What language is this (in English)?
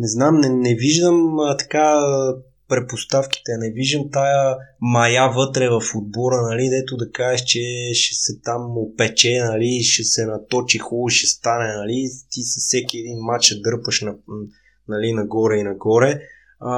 Bulgarian